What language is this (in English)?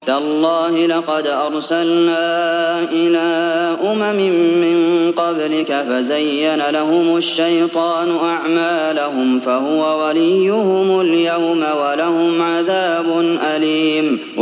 Arabic